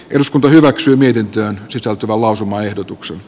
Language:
Finnish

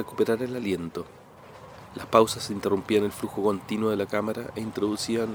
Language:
Spanish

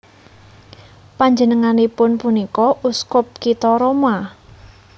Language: Javanese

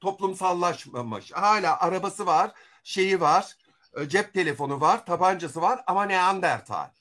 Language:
Turkish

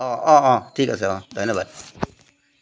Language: Assamese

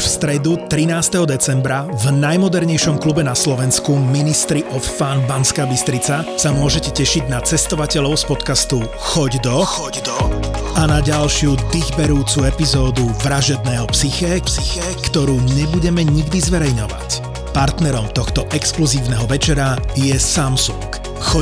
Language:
Slovak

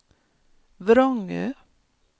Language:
Swedish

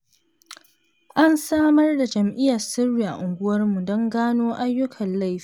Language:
Hausa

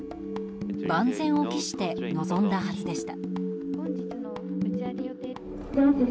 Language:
Japanese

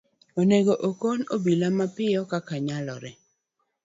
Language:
Luo (Kenya and Tanzania)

